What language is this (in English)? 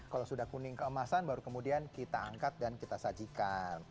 Indonesian